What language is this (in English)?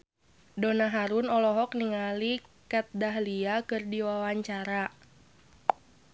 Sundanese